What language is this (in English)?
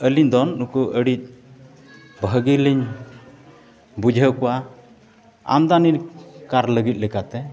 Santali